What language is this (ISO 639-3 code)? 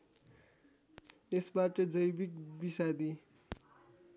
nep